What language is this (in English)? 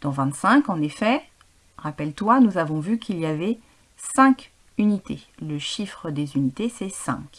French